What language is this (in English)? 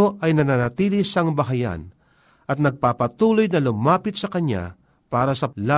Filipino